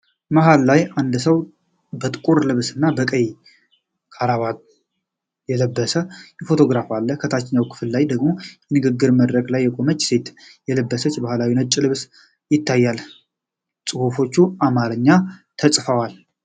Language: Amharic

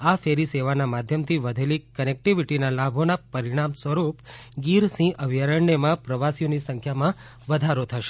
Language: Gujarati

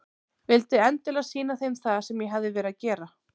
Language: Icelandic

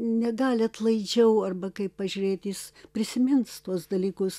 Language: Lithuanian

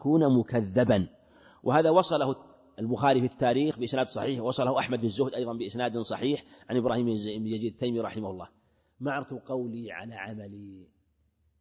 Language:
Arabic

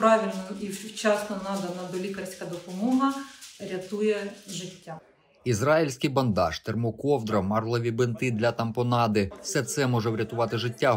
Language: Ukrainian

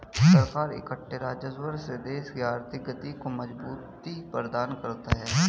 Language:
Hindi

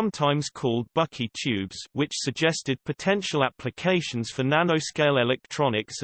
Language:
English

